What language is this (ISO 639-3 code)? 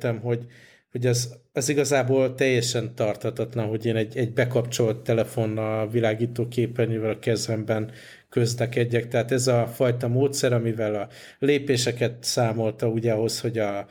hun